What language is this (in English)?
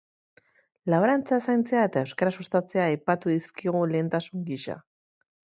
Basque